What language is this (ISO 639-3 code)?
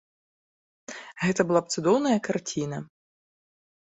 bel